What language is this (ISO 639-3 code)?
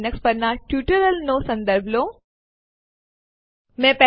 guj